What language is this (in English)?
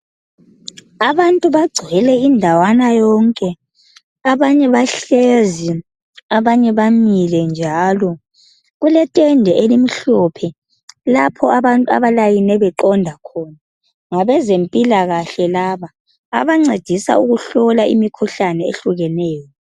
North Ndebele